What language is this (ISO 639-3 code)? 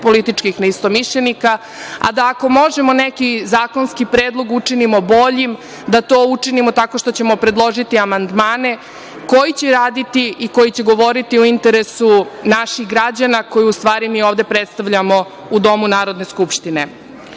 srp